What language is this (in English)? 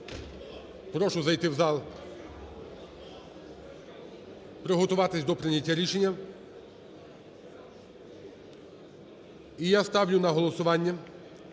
Ukrainian